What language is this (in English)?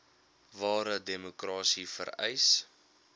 Afrikaans